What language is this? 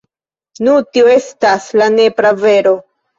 Esperanto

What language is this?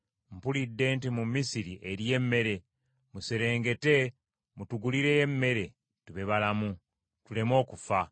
Ganda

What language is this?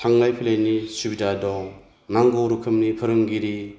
Bodo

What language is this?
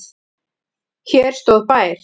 Icelandic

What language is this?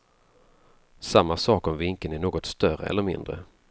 Swedish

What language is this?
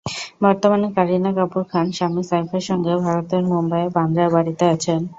Bangla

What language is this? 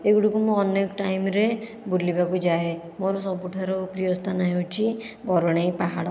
Odia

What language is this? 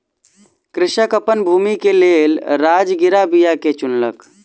Maithili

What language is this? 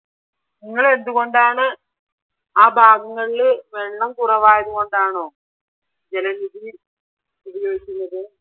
Malayalam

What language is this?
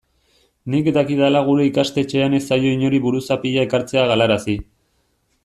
Basque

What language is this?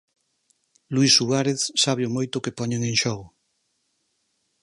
Galician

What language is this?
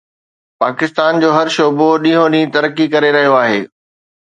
Sindhi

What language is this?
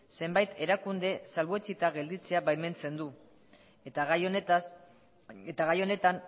Basque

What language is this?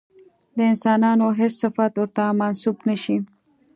Pashto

